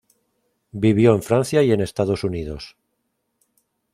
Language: Spanish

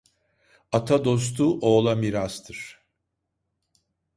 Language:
Turkish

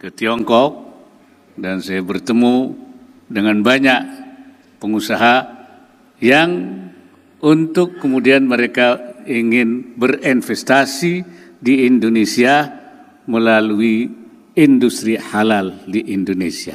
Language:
Indonesian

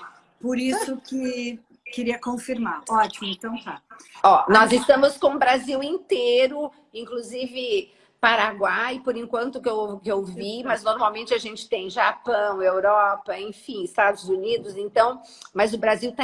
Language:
Portuguese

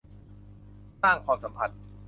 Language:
Thai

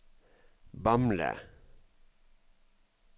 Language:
Norwegian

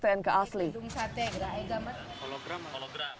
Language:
Indonesian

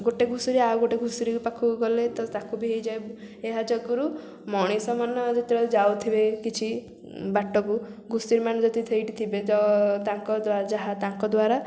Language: Odia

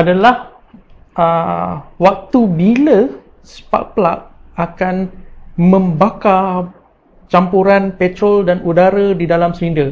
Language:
Malay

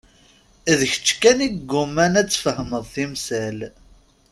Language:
Kabyle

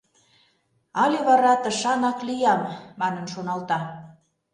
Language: Mari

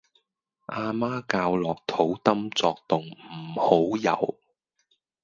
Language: Cantonese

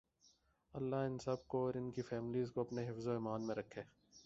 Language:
Urdu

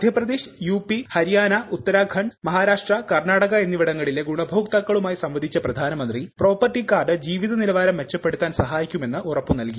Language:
Malayalam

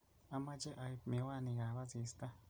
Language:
Kalenjin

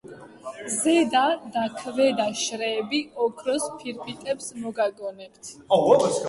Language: Georgian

